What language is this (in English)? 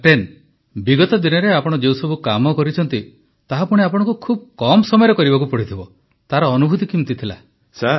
Odia